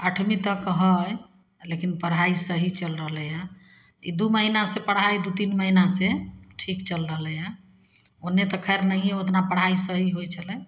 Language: Maithili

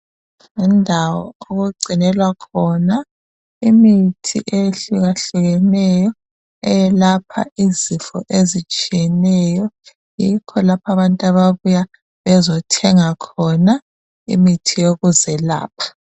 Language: North Ndebele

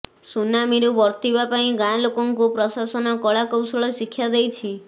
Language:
Odia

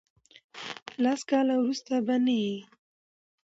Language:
Pashto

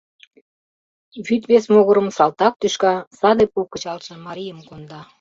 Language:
Mari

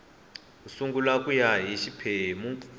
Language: Tsonga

